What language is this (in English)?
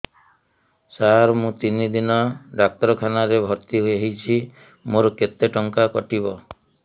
Odia